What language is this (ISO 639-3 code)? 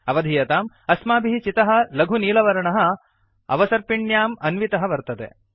san